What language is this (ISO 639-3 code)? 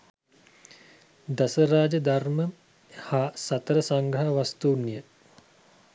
sin